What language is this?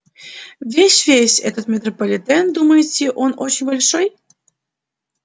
Russian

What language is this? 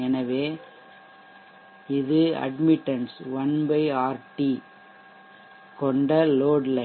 Tamil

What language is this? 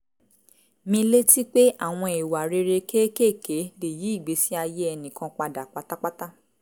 Yoruba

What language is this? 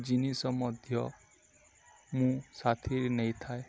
Odia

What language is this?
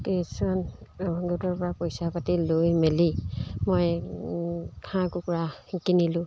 Assamese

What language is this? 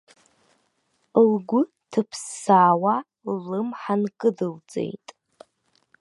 Abkhazian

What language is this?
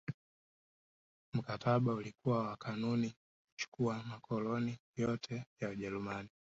Swahili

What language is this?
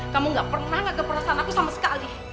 Indonesian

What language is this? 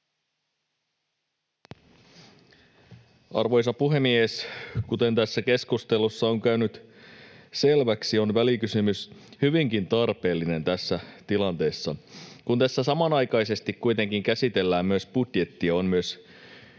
Finnish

